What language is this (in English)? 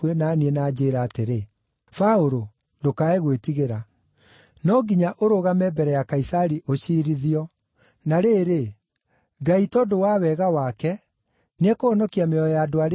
Kikuyu